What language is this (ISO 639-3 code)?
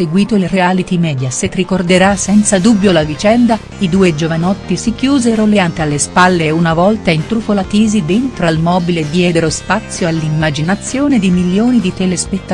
ita